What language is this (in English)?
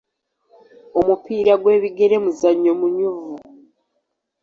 Ganda